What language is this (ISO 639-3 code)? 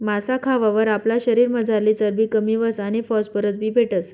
mar